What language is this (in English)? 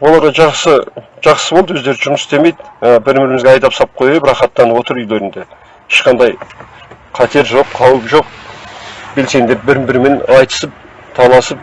Turkish